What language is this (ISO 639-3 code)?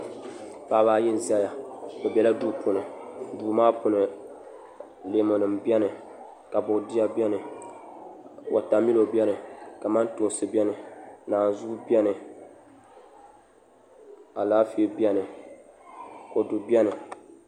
dag